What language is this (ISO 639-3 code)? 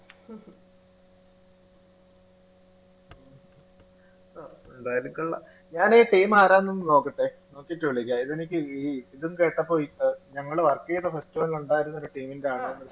mal